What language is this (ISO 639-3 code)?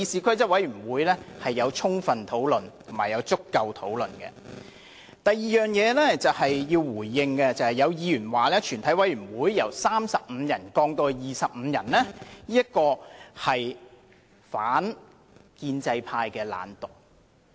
yue